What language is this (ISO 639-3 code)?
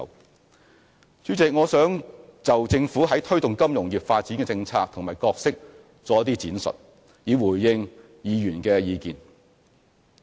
yue